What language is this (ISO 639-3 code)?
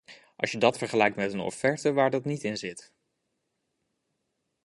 nld